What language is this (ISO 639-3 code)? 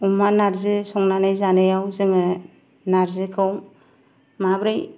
brx